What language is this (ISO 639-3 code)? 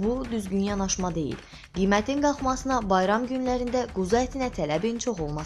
aze